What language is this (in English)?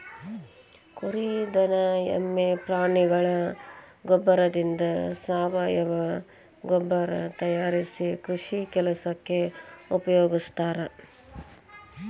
Kannada